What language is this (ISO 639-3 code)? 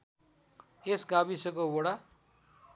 nep